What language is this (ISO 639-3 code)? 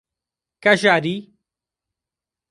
por